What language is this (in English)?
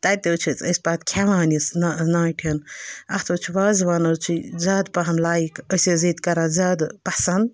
Kashmiri